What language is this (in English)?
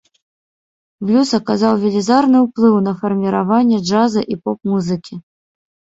Belarusian